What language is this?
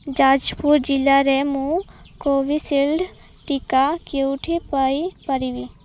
Odia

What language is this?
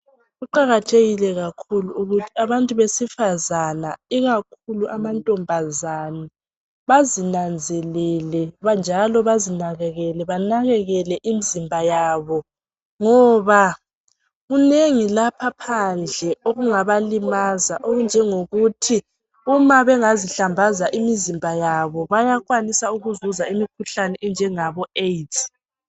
North Ndebele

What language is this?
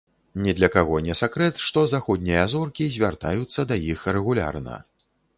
Belarusian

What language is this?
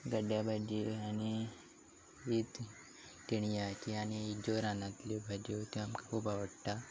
Konkani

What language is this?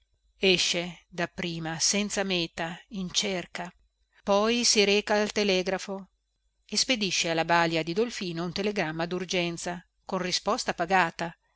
Italian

